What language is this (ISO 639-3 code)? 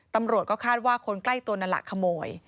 tha